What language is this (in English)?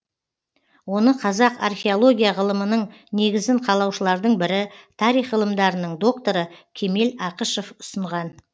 Kazakh